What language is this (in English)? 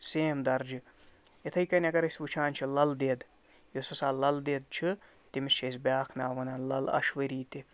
Kashmiri